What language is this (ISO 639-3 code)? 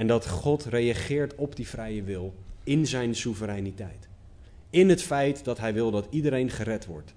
nld